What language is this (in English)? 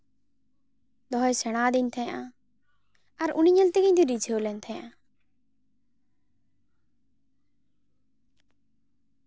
Santali